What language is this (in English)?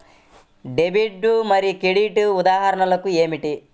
Telugu